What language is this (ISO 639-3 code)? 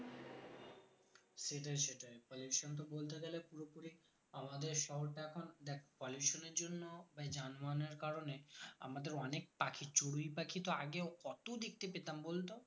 ben